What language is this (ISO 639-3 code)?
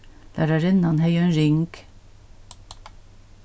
fao